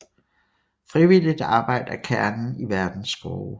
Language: Danish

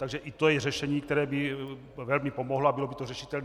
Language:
Czech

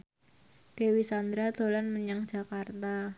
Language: Javanese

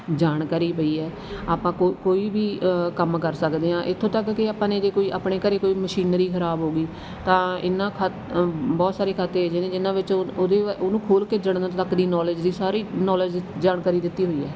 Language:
Punjabi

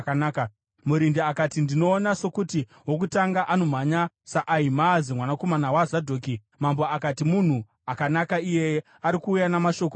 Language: Shona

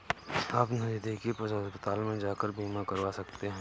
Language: Hindi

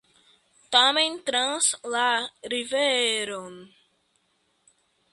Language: Esperanto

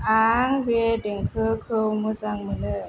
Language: Bodo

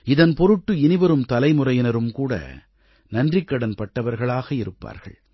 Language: Tamil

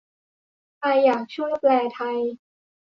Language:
Thai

